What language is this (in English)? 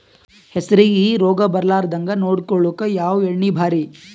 Kannada